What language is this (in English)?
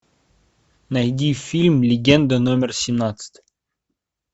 Russian